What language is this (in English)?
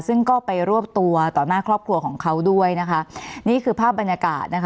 Thai